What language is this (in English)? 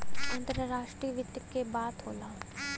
Bhojpuri